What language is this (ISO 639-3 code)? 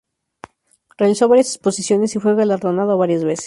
spa